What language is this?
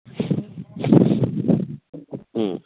Manipuri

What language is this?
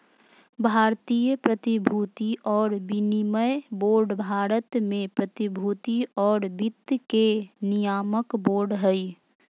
Magahi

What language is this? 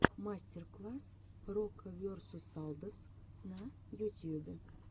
Russian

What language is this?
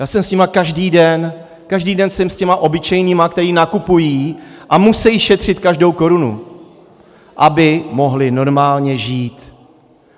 Czech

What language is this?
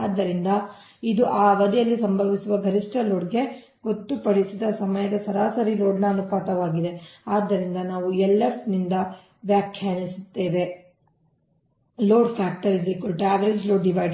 Kannada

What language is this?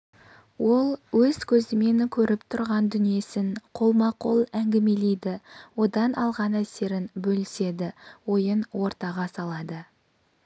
Kazakh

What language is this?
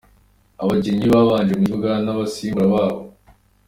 Kinyarwanda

